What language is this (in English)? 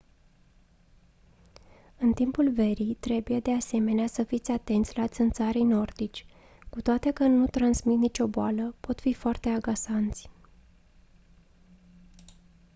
Romanian